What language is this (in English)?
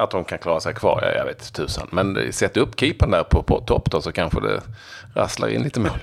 Swedish